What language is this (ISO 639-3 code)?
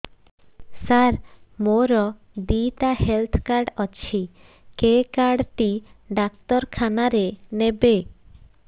ori